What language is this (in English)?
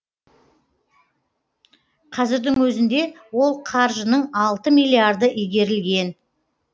Kazakh